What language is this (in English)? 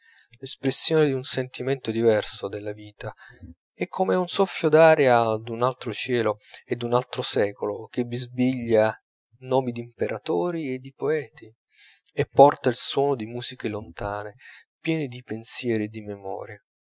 Italian